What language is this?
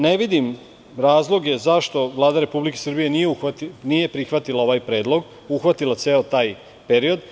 Serbian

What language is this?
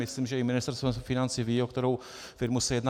Czech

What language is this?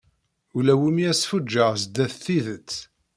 Kabyle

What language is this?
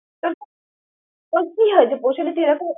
Bangla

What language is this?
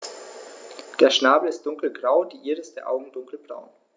German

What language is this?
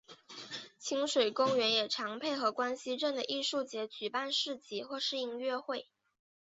Chinese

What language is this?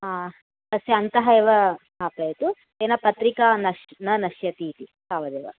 Sanskrit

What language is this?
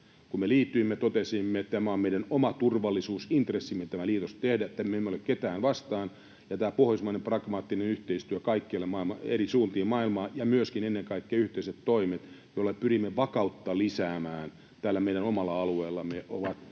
Finnish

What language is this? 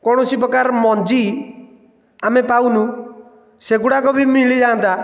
Odia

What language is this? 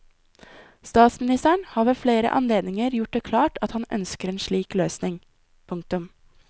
Norwegian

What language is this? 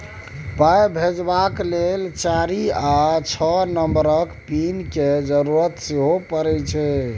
Maithili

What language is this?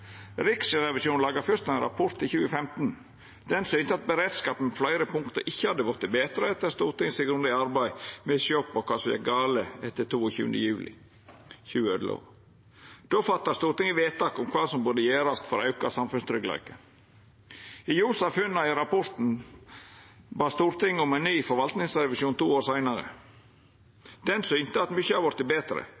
Norwegian Nynorsk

